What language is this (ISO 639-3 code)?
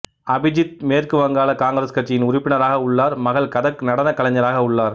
tam